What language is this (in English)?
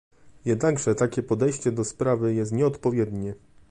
Polish